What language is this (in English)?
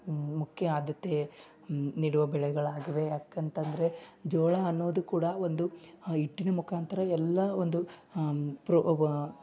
Kannada